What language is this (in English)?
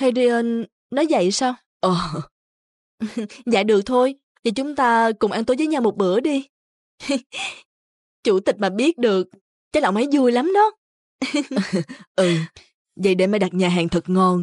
Vietnamese